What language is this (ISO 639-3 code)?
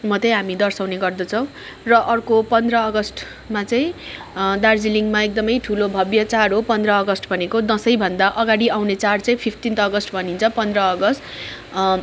nep